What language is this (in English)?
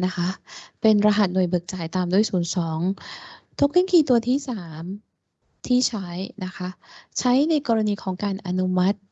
Thai